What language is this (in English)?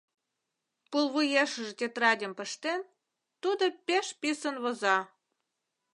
Mari